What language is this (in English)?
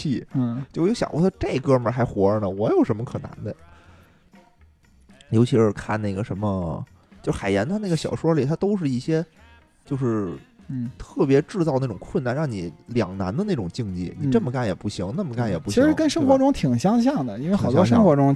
Chinese